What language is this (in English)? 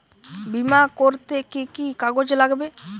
Bangla